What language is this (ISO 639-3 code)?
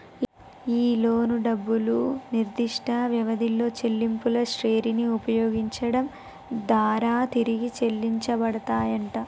tel